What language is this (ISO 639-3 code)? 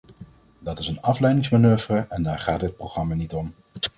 nld